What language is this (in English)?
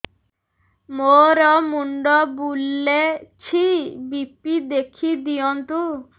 Odia